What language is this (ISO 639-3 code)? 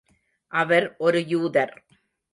tam